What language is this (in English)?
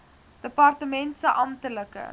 Afrikaans